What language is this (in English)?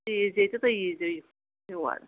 Kashmiri